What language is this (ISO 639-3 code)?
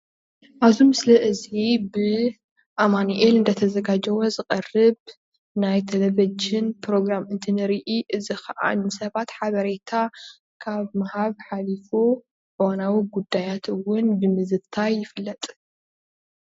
tir